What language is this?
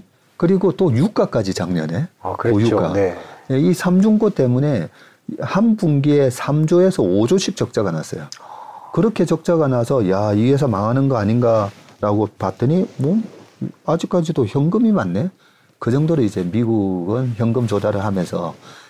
Korean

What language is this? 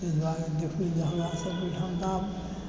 Maithili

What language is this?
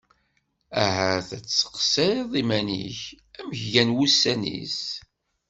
Kabyle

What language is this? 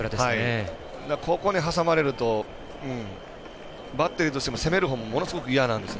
Japanese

